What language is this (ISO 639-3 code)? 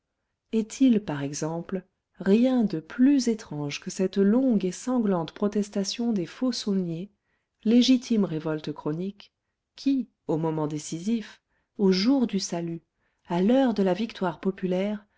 fra